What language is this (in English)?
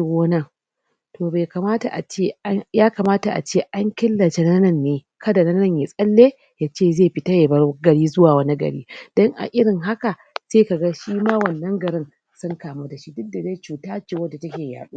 Hausa